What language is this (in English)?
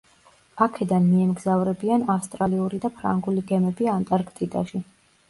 Georgian